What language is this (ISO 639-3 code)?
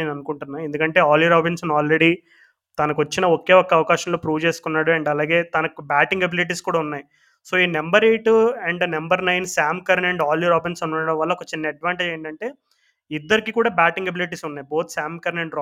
tel